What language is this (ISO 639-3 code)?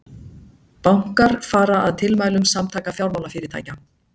isl